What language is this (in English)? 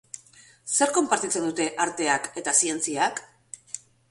Basque